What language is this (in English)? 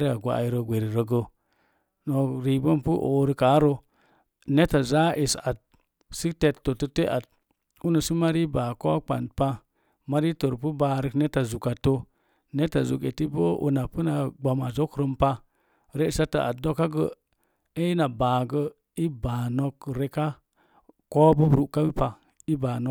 Mom Jango